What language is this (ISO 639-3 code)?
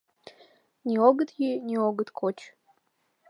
chm